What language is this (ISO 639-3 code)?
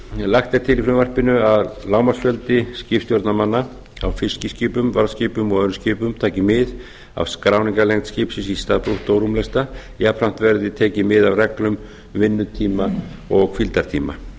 isl